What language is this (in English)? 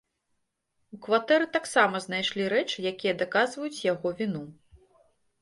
Belarusian